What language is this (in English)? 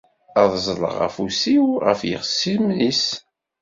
Kabyle